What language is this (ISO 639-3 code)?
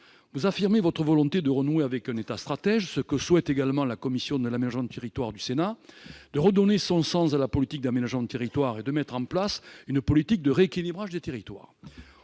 fra